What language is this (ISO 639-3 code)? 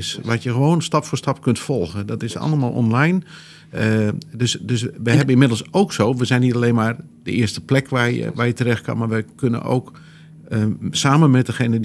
nld